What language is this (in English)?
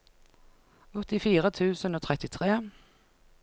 Norwegian